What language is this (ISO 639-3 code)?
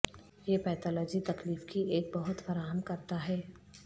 urd